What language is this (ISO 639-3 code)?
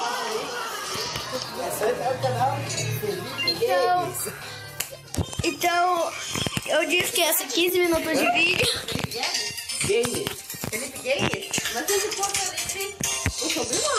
por